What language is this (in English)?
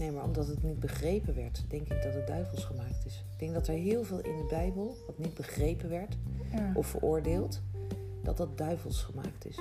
Dutch